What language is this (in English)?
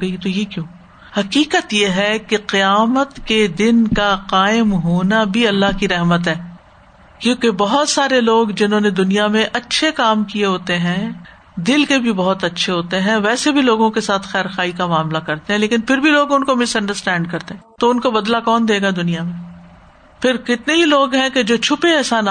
Urdu